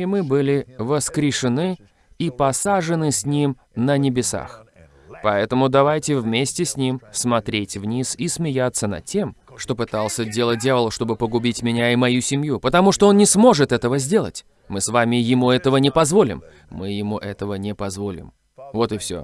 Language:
Russian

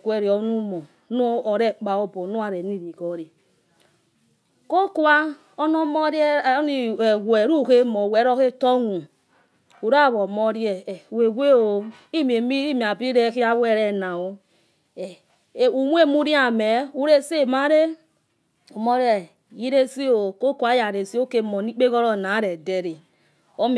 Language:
Yekhee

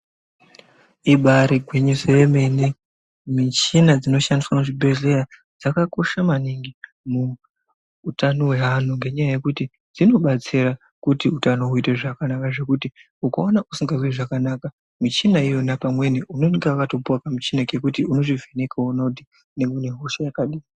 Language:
Ndau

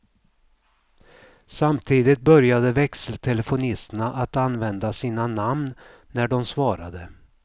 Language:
Swedish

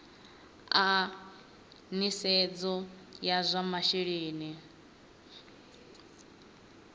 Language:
Venda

